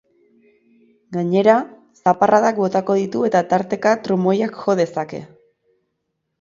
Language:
Basque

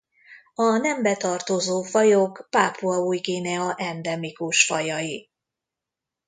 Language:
Hungarian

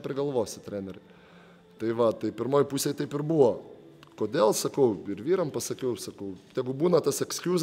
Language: Lithuanian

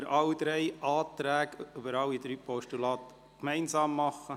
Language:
Swiss German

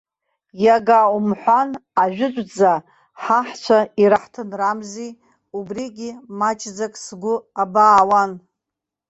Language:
Abkhazian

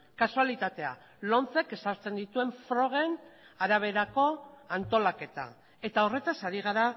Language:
Basque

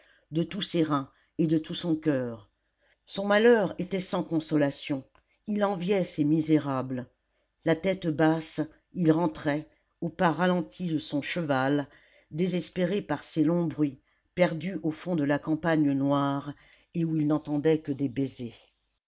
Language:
French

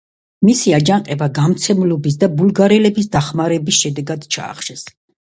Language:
Georgian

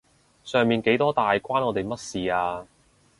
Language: Cantonese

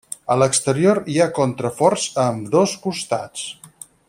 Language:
Catalan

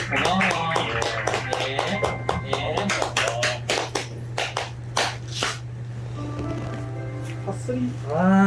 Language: Korean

